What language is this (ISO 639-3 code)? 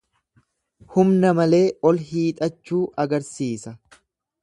orm